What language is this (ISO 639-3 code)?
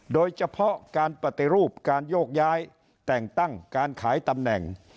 tha